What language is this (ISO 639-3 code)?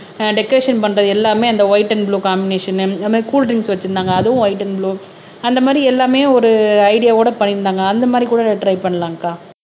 tam